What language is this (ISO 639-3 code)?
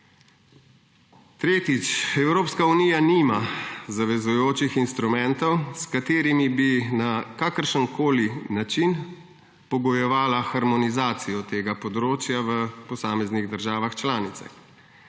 slv